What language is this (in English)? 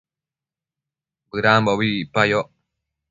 Matsés